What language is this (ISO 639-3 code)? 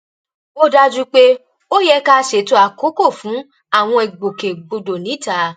yor